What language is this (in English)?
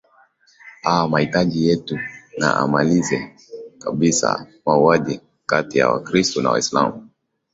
Swahili